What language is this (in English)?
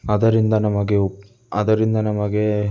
Kannada